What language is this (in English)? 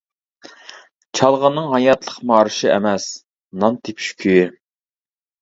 Uyghur